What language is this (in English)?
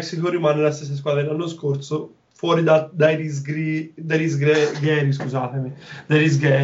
Italian